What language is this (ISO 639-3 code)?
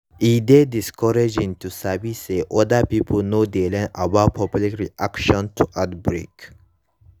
pcm